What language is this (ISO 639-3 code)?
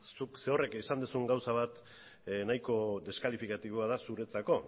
eus